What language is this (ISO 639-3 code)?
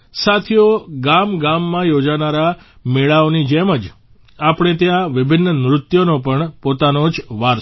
guj